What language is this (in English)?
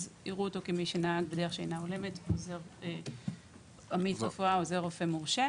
Hebrew